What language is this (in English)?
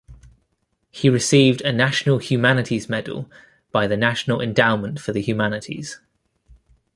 English